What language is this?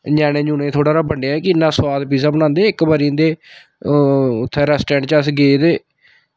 Dogri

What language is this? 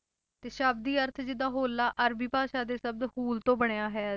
Punjabi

